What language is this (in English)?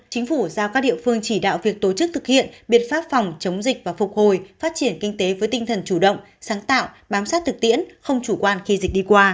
Vietnamese